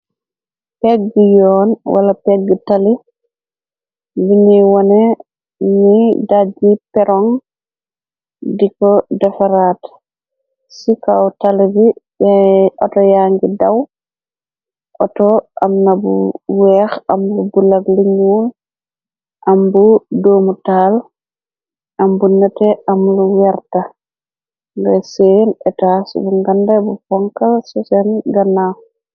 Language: Wolof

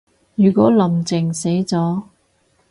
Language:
Cantonese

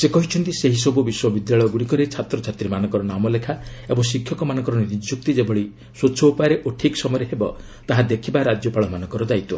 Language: Odia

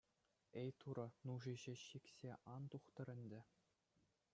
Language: Chuvash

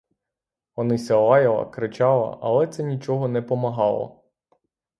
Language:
Ukrainian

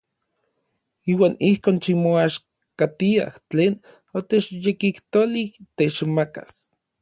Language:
Orizaba Nahuatl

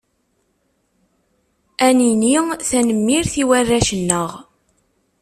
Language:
Kabyle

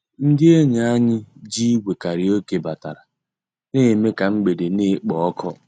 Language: Igbo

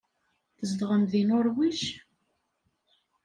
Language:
Kabyle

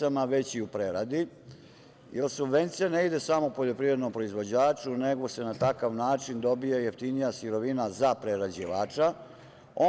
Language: Serbian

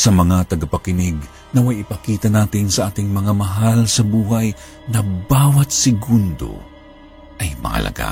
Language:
Filipino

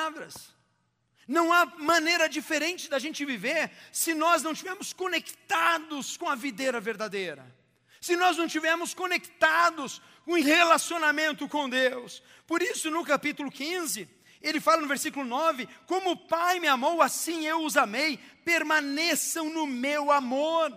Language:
Portuguese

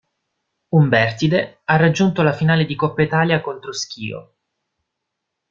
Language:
Italian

